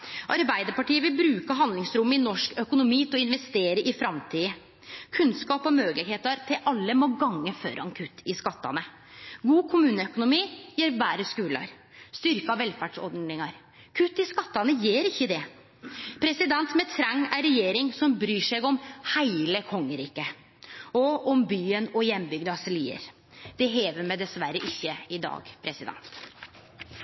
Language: Norwegian Nynorsk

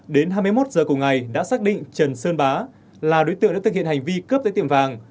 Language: Vietnamese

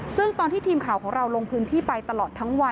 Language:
Thai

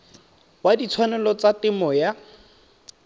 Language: Tswana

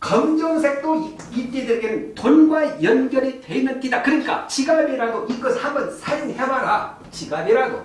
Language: Korean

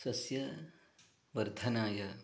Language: Sanskrit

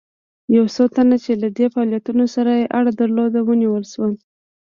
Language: Pashto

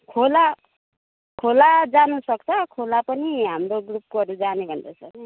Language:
Nepali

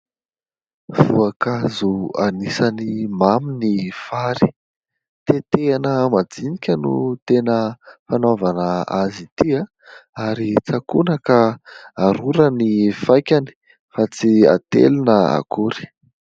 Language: Malagasy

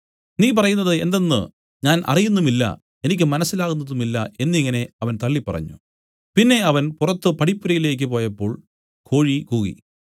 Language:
Malayalam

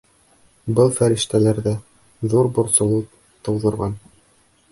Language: Bashkir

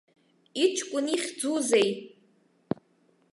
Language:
Abkhazian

